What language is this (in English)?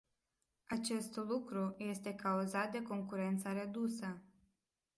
Romanian